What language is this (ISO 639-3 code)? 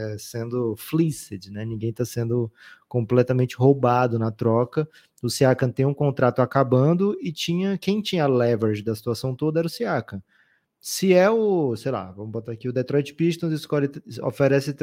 por